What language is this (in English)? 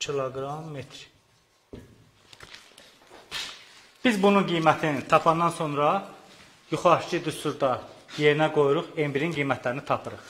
Turkish